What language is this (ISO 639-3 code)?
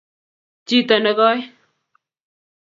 kln